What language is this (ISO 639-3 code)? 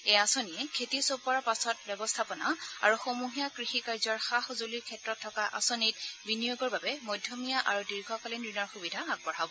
asm